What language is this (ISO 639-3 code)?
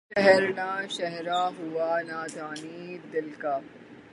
urd